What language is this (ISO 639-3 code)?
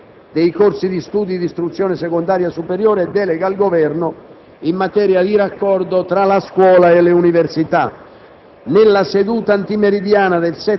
ita